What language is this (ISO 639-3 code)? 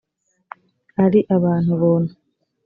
kin